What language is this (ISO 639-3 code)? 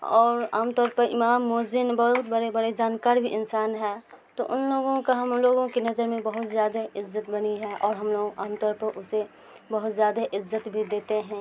urd